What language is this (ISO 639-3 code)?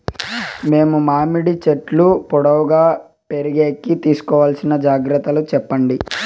tel